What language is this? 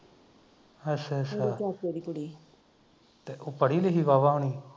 Punjabi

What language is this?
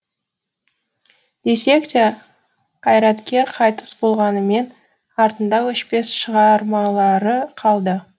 Kazakh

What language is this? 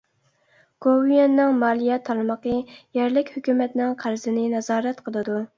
Uyghur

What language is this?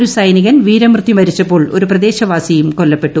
Malayalam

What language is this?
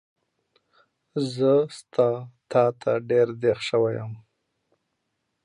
Pashto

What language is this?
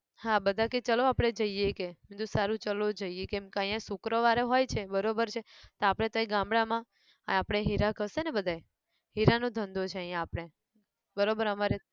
Gujarati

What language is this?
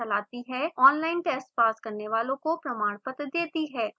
Hindi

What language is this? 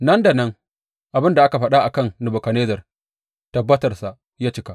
Hausa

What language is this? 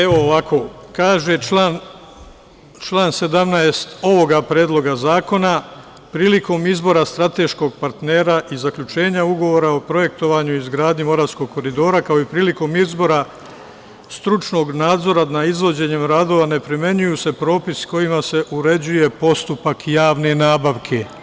Serbian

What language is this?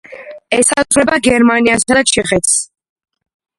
Georgian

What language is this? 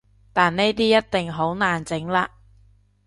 Cantonese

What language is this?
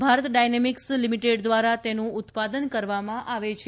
Gujarati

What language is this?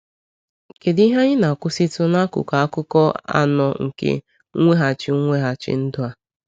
Igbo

